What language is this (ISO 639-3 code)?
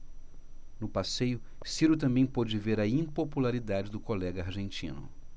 por